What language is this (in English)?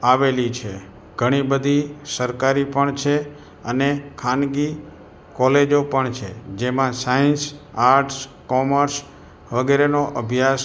Gujarati